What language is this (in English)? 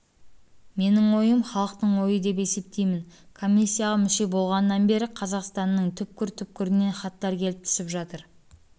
Kazakh